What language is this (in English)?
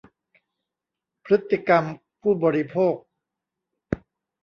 Thai